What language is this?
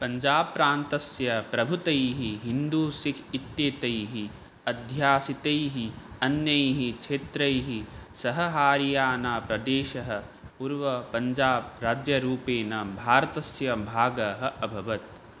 Sanskrit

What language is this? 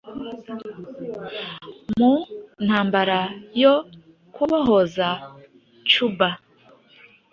Kinyarwanda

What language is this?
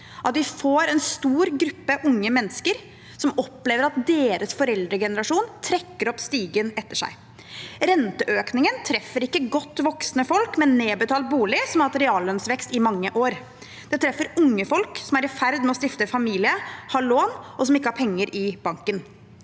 Norwegian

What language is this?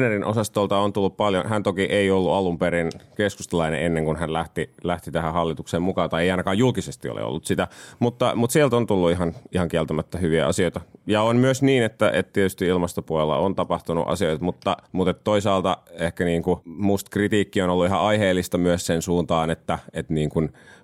Finnish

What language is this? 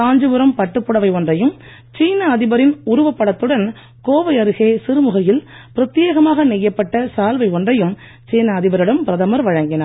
Tamil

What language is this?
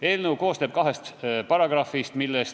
Estonian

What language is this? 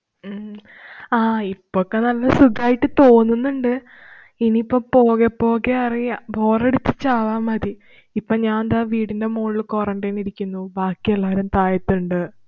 Malayalam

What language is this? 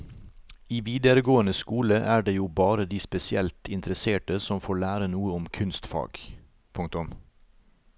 Norwegian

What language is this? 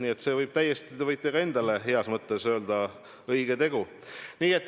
Estonian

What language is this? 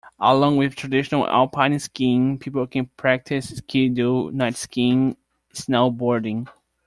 English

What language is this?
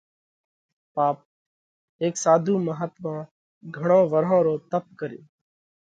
Parkari Koli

